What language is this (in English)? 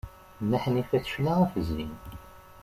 Kabyle